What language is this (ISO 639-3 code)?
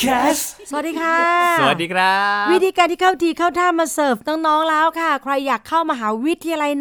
tha